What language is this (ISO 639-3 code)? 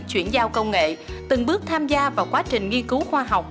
vie